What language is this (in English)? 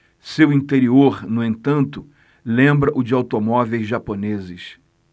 Portuguese